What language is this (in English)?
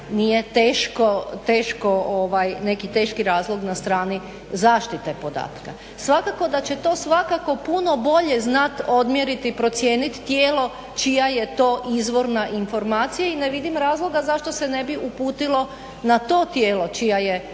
Croatian